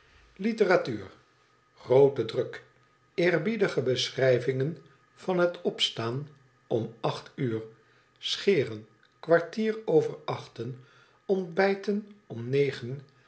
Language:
Dutch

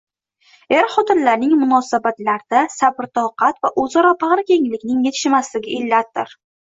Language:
Uzbek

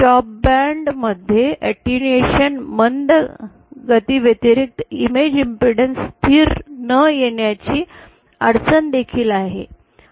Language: Marathi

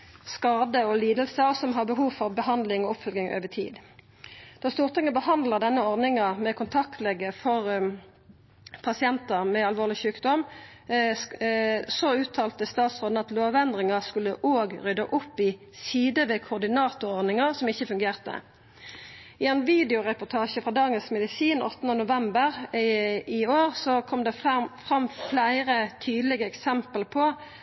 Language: Norwegian Nynorsk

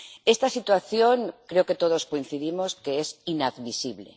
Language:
Spanish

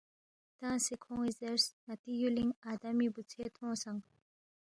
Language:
Balti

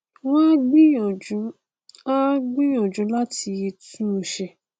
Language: Yoruba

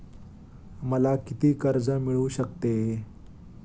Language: Marathi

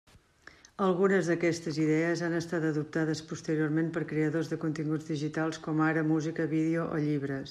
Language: Catalan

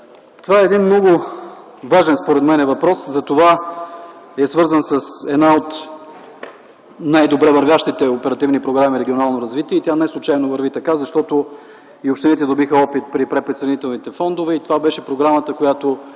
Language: Bulgarian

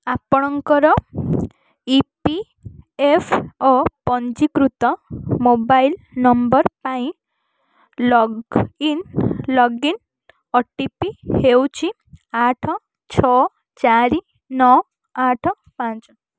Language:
Odia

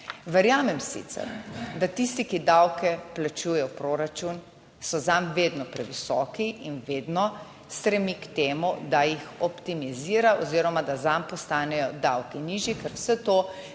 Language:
Slovenian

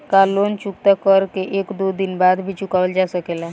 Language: Bhojpuri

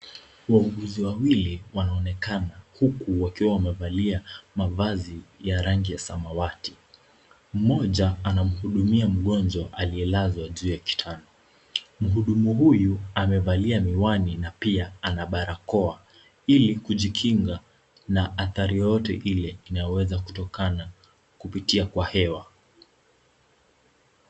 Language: Swahili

